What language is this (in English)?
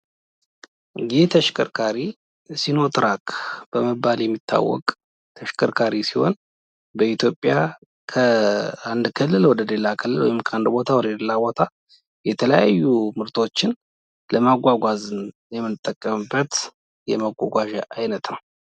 Amharic